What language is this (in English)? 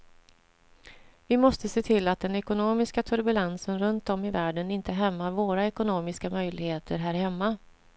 Swedish